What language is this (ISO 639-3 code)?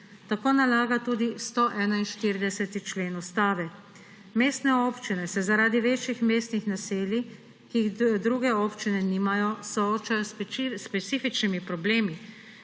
slv